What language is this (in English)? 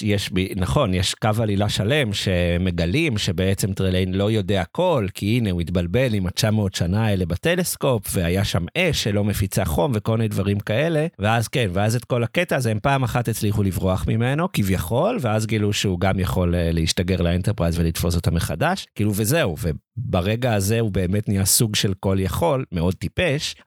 Hebrew